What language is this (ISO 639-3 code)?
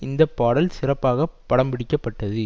tam